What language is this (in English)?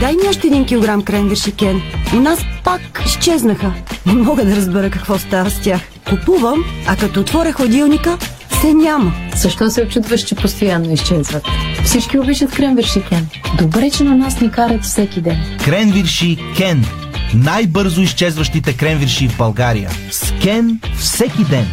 Bulgarian